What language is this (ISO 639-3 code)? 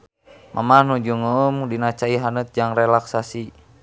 sun